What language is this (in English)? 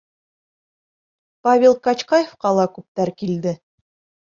Bashkir